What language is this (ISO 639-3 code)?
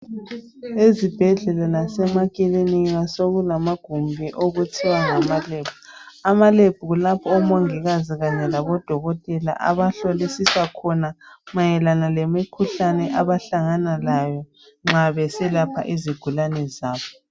nde